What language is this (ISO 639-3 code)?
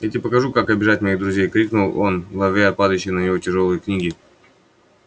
rus